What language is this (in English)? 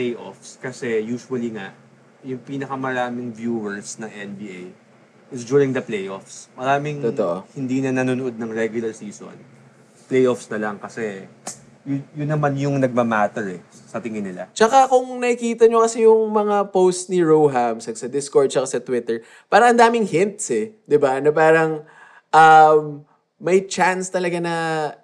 Filipino